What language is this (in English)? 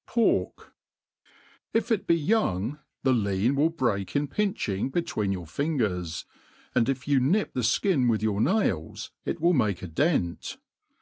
English